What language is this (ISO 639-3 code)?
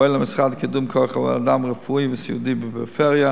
heb